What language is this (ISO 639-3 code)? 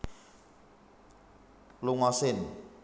jav